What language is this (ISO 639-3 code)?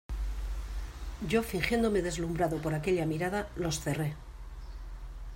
spa